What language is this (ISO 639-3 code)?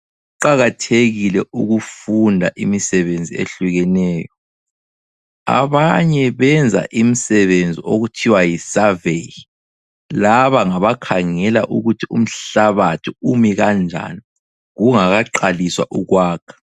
nde